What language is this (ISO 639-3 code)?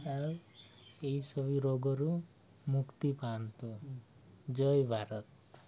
ori